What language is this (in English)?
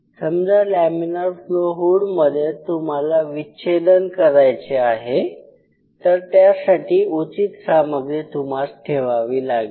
Marathi